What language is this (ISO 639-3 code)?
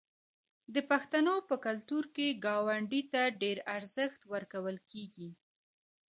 pus